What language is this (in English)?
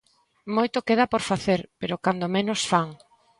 Galician